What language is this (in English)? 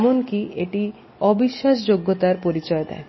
Bangla